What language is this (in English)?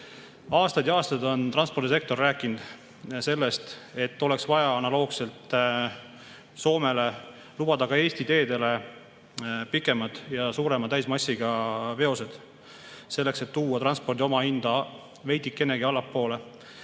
Estonian